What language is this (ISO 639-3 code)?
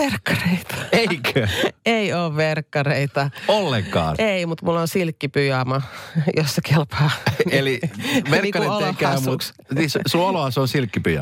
fin